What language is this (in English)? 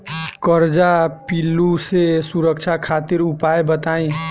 Bhojpuri